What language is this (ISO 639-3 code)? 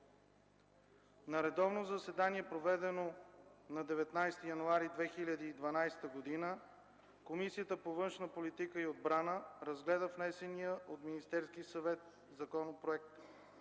bul